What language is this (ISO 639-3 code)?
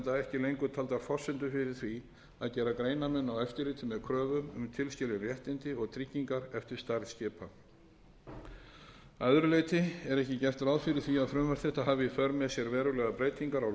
isl